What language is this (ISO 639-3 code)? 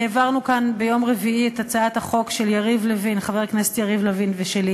heb